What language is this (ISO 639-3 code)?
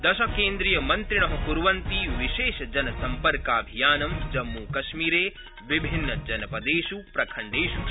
san